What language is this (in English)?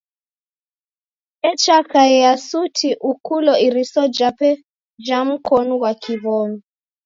Taita